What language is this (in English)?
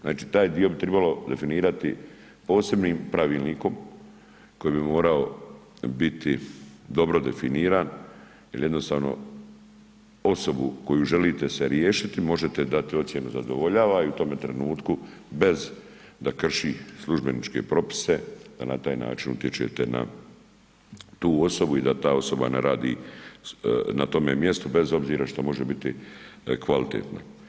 Croatian